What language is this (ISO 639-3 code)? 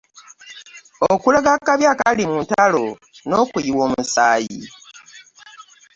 lug